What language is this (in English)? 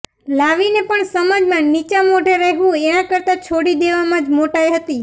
Gujarati